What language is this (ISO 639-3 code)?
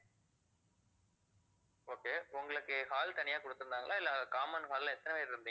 tam